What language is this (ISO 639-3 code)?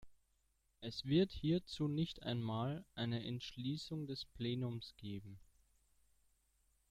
deu